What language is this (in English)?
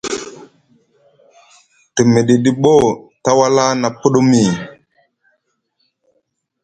Musgu